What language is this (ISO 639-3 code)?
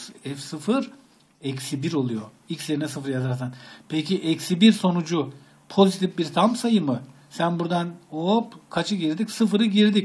tur